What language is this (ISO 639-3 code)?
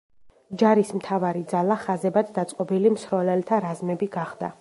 kat